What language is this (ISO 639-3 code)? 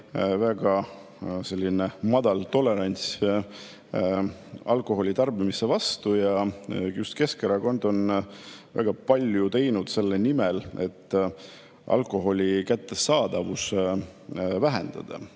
est